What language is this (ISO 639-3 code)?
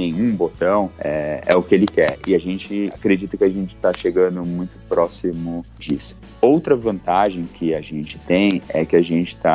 por